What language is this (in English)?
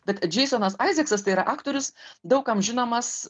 Lithuanian